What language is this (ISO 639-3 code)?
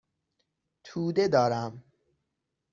fas